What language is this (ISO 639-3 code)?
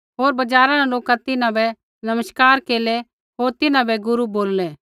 kfx